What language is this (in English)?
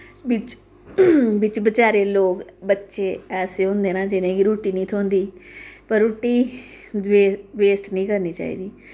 Dogri